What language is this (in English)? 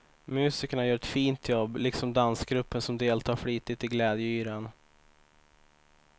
Swedish